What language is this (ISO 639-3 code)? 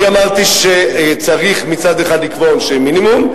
heb